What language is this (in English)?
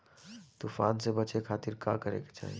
Bhojpuri